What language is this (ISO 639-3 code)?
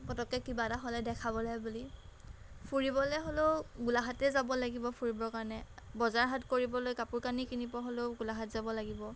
asm